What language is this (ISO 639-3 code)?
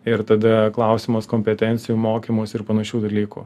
lit